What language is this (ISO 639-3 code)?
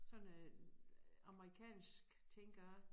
dan